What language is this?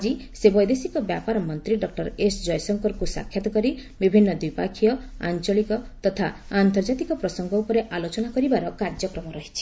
Odia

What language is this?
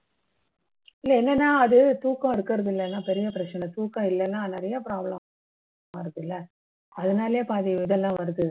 Tamil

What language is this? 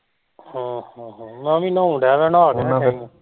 Punjabi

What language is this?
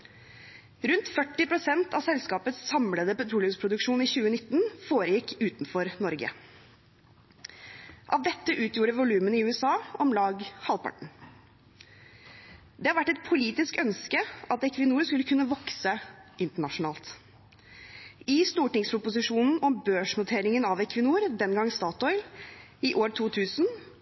Norwegian Bokmål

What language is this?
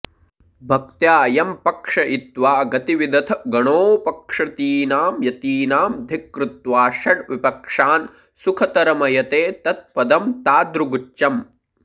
Sanskrit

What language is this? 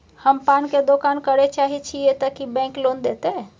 Maithili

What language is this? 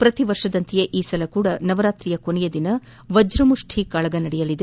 Kannada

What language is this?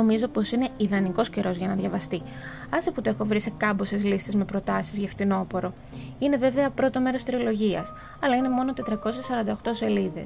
Greek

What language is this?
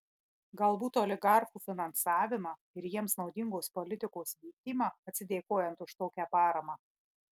Lithuanian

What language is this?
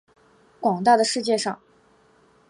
Chinese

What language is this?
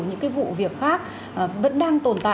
Vietnamese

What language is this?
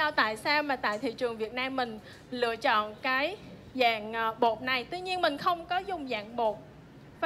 Vietnamese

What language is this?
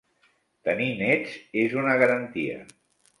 Catalan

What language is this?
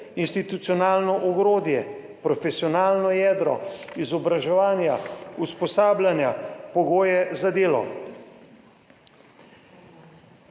Slovenian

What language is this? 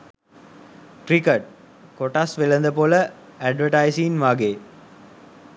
Sinhala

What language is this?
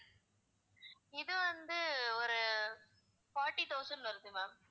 Tamil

